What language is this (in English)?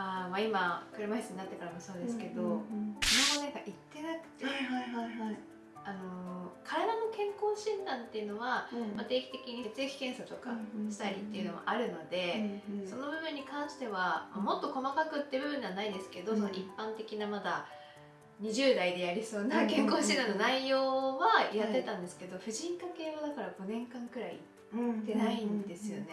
Japanese